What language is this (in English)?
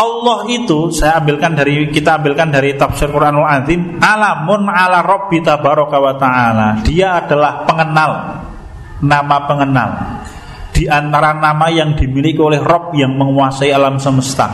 Indonesian